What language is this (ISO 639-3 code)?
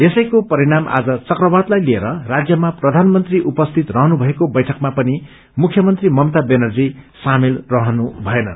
nep